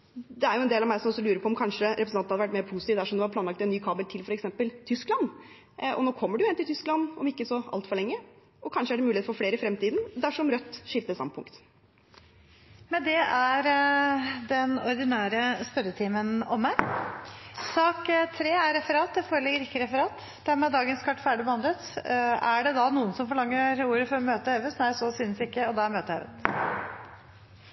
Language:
Norwegian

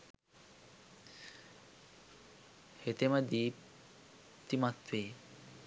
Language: Sinhala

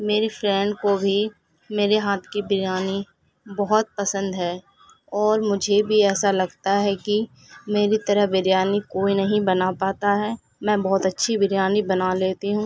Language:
Urdu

